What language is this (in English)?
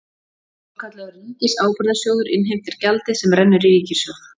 Icelandic